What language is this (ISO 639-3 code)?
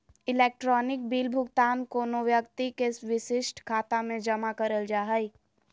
mag